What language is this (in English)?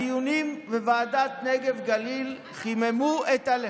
Hebrew